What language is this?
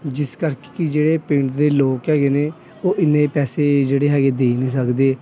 Punjabi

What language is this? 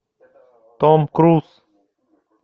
Russian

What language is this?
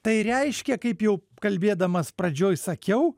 Lithuanian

